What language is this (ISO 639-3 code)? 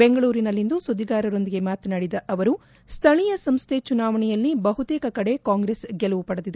kan